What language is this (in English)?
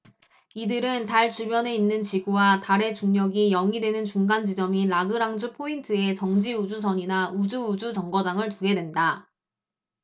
Korean